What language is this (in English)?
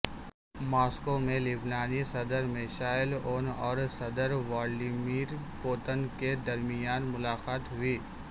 Urdu